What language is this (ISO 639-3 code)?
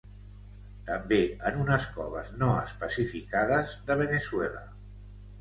cat